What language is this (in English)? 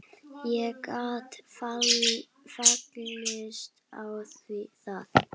Icelandic